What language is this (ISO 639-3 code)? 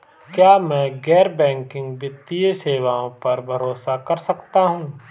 hin